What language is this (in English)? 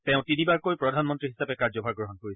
Assamese